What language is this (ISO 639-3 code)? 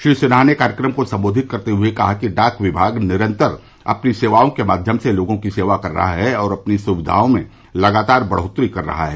hin